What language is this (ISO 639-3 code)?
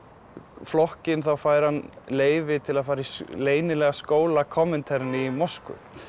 isl